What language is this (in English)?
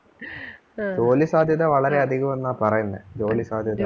Malayalam